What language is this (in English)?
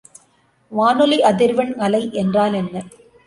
Tamil